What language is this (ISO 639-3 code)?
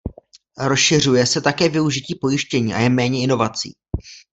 ces